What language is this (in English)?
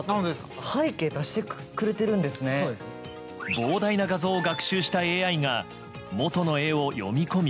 Japanese